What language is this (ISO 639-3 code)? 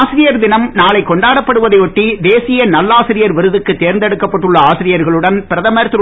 tam